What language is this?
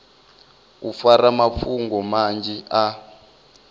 Venda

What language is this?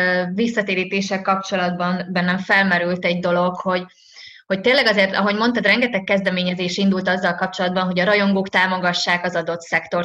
Hungarian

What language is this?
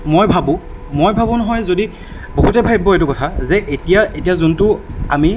Assamese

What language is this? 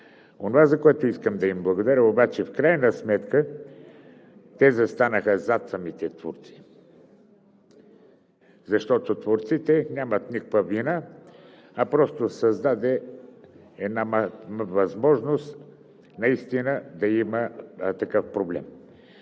Bulgarian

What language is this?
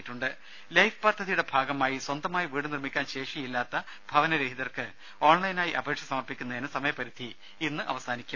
Malayalam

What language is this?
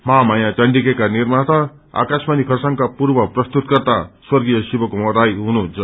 Nepali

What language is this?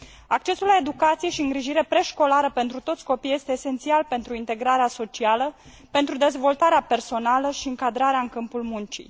Romanian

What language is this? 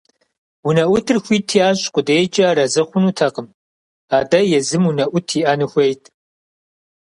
Kabardian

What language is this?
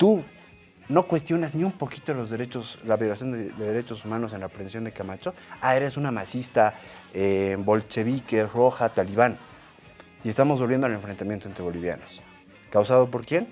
Spanish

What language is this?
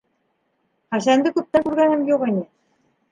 Bashkir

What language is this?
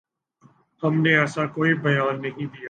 Urdu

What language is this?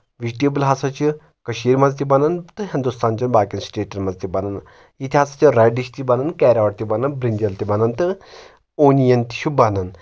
Kashmiri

